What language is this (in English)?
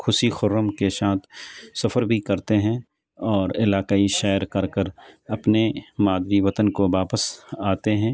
Urdu